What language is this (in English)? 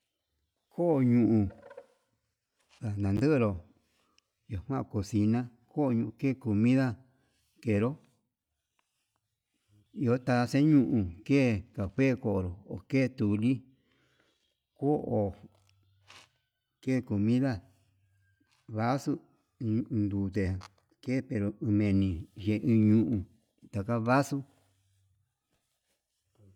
Yutanduchi Mixtec